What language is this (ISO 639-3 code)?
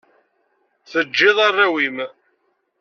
kab